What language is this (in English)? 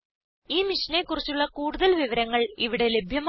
Malayalam